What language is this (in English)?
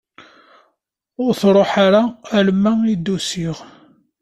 Kabyle